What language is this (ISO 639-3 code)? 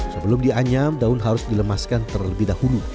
ind